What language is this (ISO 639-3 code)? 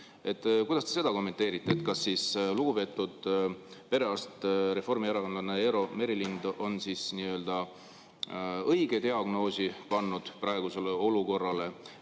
est